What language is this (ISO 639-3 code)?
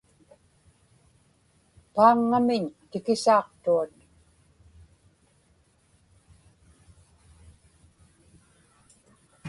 ipk